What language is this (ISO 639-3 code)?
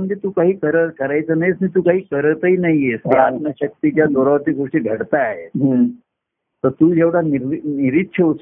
mar